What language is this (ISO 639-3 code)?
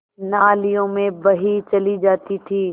hin